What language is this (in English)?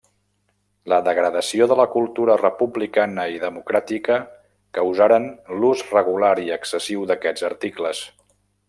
Catalan